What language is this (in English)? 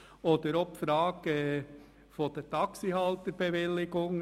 Swiss German